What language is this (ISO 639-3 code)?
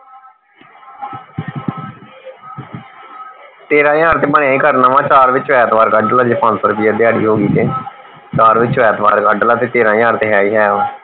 pan